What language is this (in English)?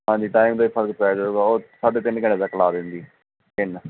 Punjabi